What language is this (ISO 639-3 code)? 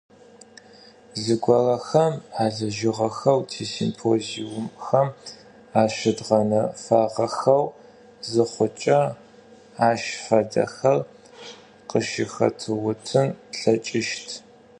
ady